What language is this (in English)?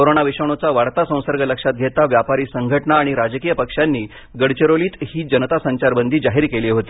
Marathi